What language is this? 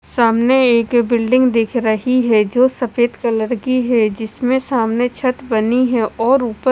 Hindi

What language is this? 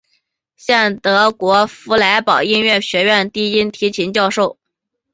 Chinese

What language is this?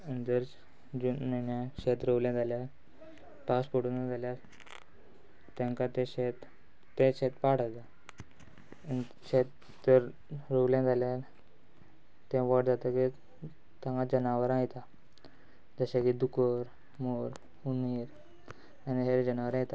Konkani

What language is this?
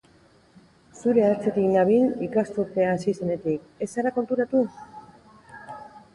Basque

